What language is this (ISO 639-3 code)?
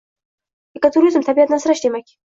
uzb